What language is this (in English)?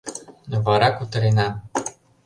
Mari